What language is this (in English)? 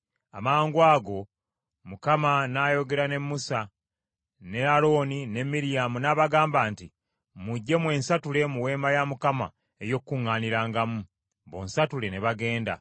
Ganda